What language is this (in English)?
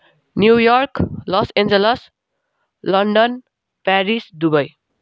Nepali